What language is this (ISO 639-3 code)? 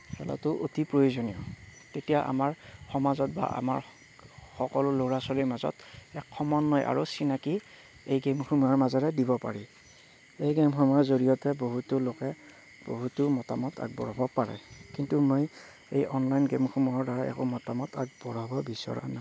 asm